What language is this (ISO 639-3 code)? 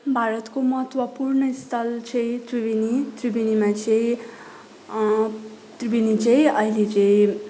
nep